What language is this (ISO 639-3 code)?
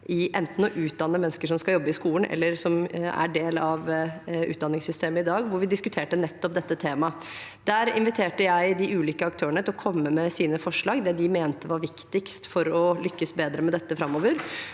nor